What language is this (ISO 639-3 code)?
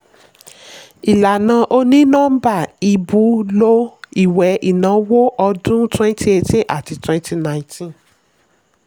yor